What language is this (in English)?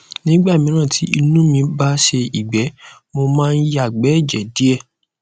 Yoruba